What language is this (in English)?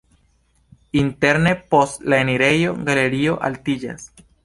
Esperanto